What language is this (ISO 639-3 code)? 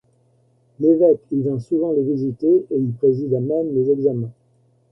fra